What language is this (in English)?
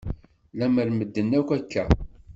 Kabyle